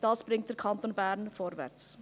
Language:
Swiss German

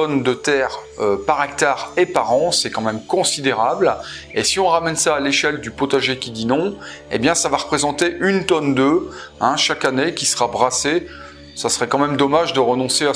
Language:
French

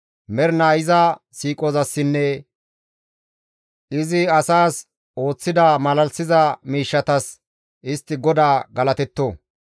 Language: Gamo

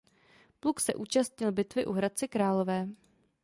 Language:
Czech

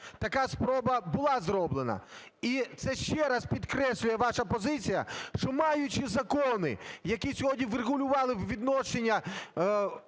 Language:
Ukrainian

